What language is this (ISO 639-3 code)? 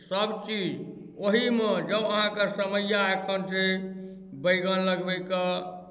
mai